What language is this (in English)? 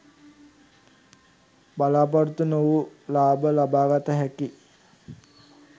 Sinhala